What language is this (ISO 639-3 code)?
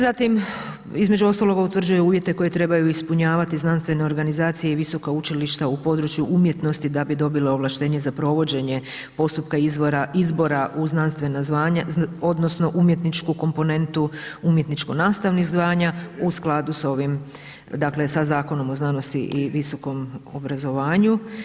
hrv